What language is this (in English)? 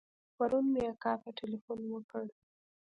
Pashto